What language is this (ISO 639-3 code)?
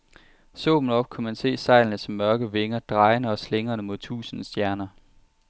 dan